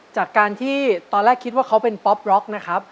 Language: Thai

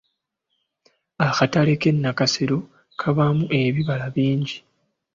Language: Ganda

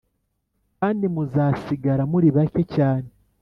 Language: Kinyarwanda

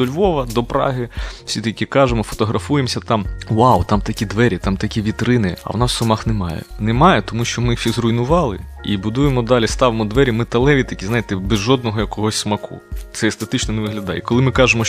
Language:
Ukrainian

